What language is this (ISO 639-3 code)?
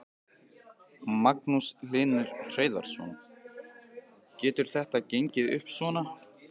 isl